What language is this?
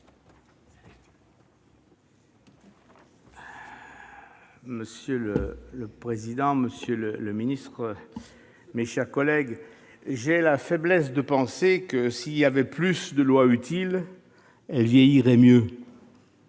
French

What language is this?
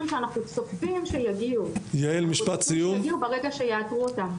Hebrew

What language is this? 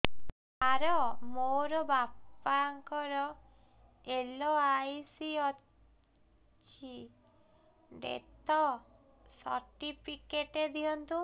Odia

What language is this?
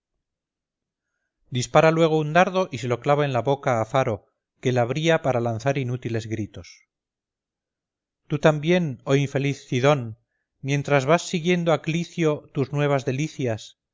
Spanish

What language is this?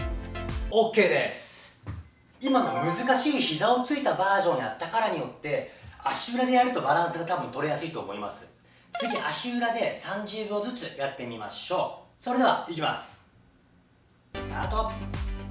Japanese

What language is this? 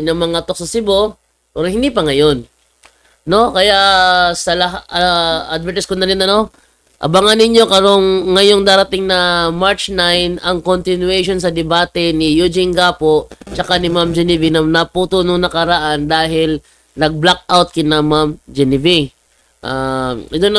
Filipino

